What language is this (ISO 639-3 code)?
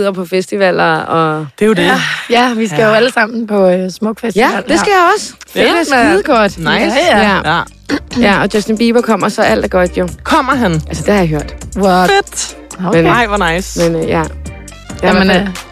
dan